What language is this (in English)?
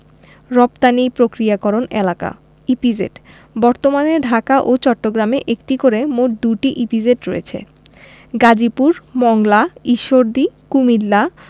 Bangla